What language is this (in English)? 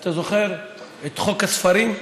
Hebrew